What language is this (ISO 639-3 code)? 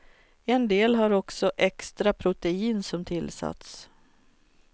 swe